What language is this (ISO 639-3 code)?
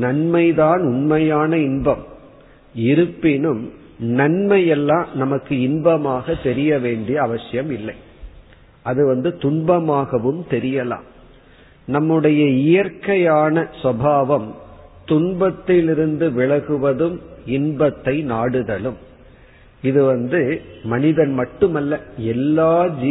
tam